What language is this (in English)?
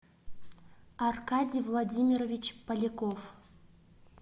Russian